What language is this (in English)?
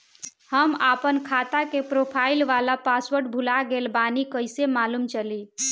Bhojpuri